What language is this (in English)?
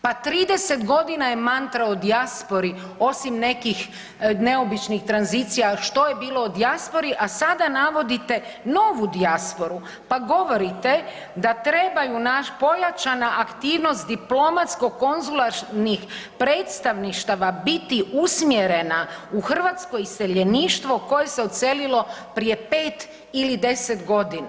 Croatian